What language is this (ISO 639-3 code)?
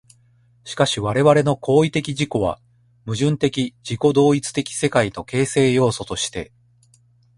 jpn